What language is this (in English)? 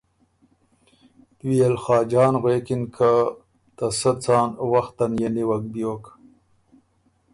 Ormuri